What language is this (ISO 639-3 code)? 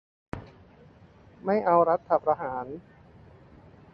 tha